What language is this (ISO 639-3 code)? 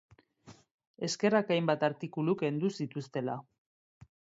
eus